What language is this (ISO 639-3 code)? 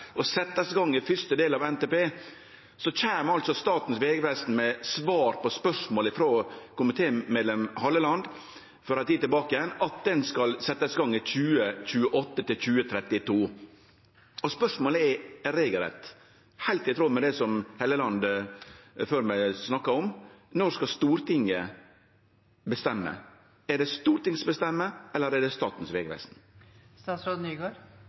nno